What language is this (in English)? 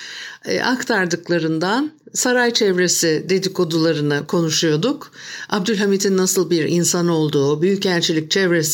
Turkish